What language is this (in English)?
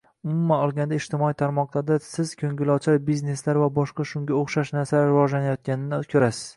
Uzbek